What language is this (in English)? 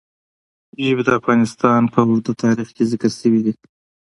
Pashto